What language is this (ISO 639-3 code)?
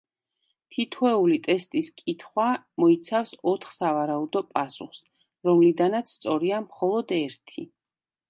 kat